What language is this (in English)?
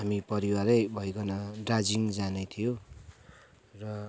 Nepali